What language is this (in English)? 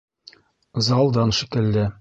Bashkir